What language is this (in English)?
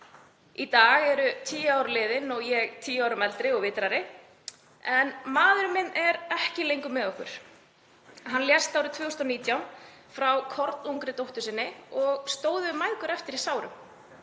Icelandic